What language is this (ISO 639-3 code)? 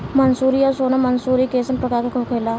bho